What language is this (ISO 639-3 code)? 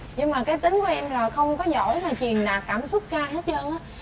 vie